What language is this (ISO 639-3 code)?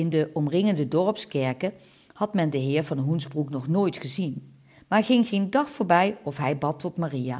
nld